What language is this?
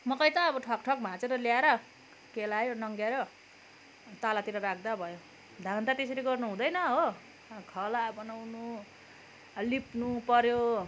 Nepali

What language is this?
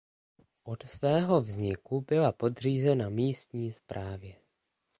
Czech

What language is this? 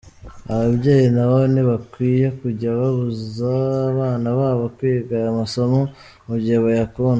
Kinyarwanda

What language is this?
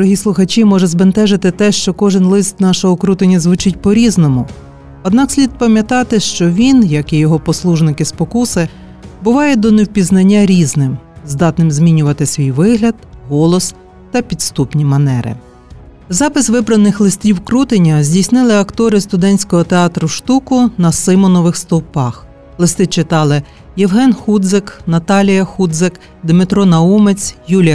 Ukrainian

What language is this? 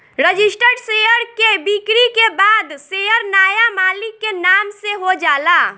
Bhojpuri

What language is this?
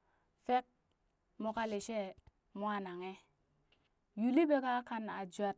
Burak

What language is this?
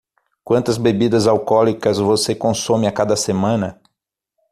Portuguese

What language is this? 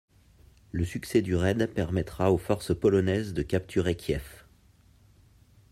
French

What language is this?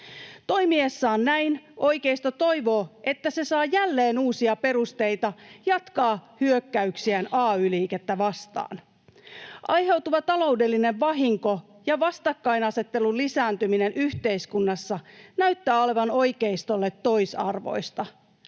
Finnish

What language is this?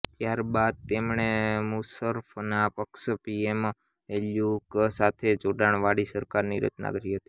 Gujarati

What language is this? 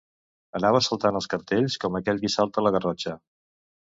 Catalan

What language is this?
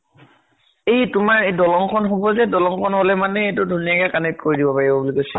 Assamese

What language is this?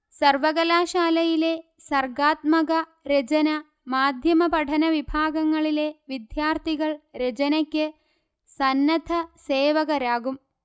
Malayalam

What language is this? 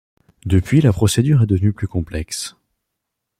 French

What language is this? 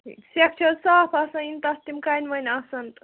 Kashmiri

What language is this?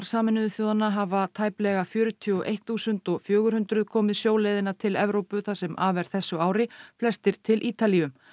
Icelandic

